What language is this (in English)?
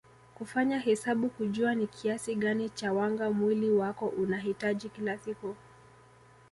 Swahili